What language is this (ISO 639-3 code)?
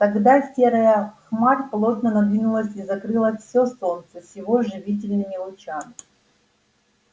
rus